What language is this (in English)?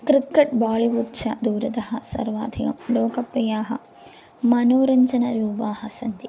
Sanskrit